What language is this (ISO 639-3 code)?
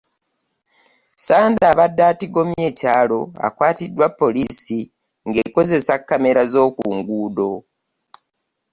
lug